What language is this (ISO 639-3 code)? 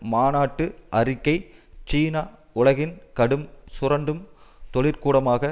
tam